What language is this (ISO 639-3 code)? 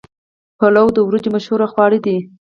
pus